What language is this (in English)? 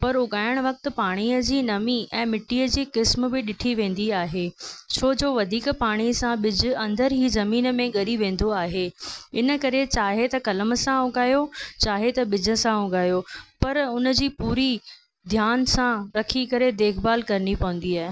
Sindhi